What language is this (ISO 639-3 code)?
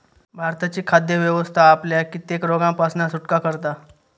mar